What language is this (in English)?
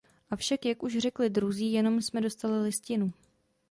Czech